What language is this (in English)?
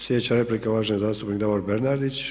Croatian